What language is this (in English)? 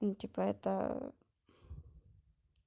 Russian